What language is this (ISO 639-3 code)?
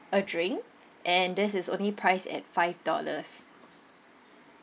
eng